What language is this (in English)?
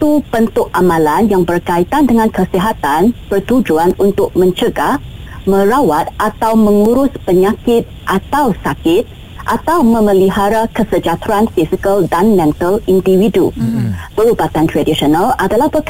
Malay